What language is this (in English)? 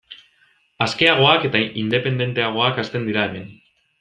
Basque